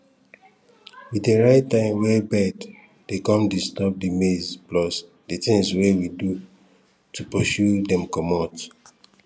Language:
Nigerian Pidgin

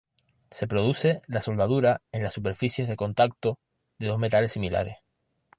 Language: Spanish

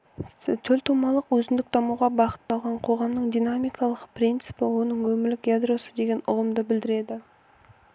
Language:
Kazakh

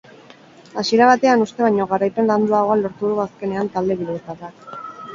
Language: Basque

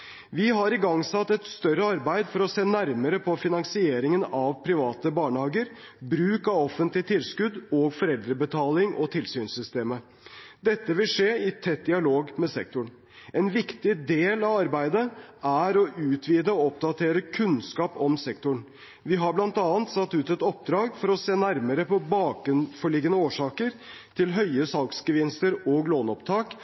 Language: Norwegian Bokmål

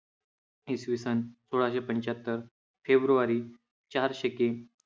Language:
Marathi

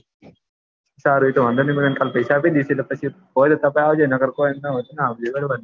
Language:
Gujarati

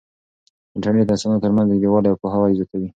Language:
Pashto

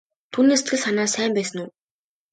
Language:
Mongolian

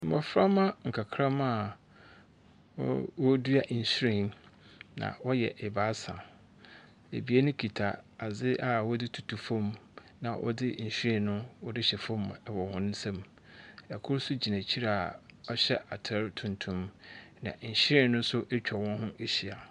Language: Akan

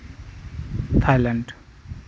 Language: Santali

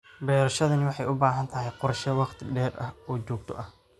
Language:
Somali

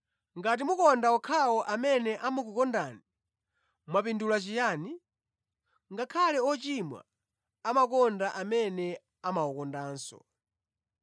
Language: Nyanja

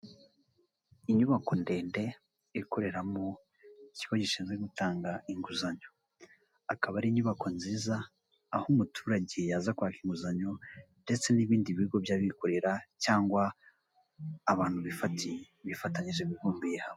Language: Kinyarwanda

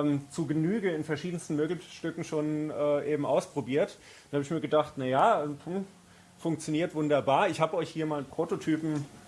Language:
German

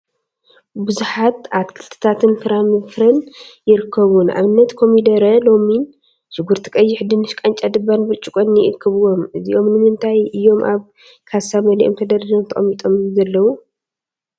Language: Tigrinya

